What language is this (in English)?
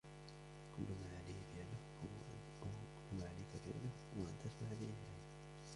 Arabic